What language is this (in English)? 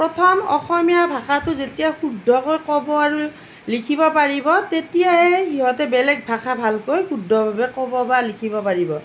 Assamese